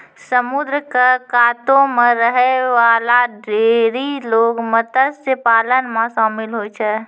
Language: Maithili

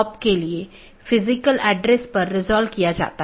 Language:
Hindi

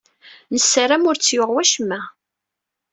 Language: Kabyle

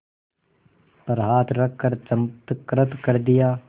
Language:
Hindi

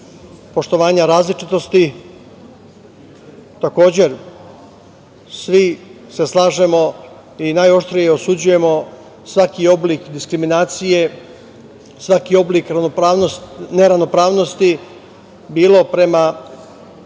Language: Serbian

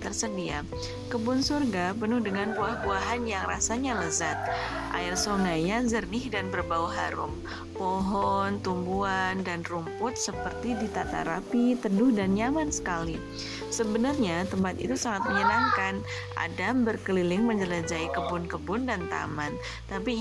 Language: Indonesian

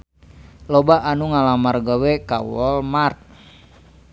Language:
Sundanese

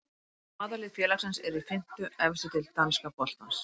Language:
Icelandic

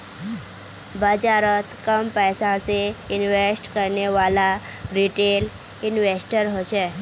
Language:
Magahi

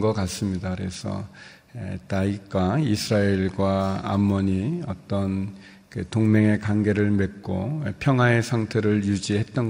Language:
Korean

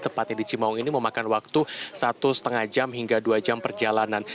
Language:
Indonesian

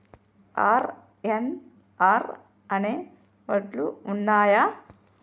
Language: Telugu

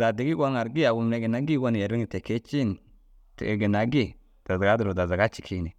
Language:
Dazaga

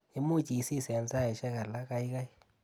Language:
Kalenjin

